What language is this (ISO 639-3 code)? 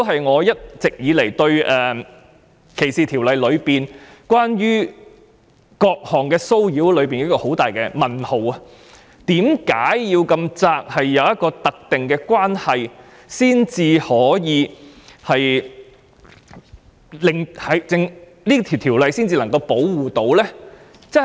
yue